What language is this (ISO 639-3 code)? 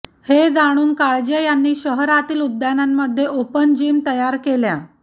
mar